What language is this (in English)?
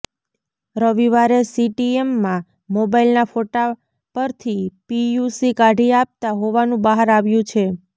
Gujarati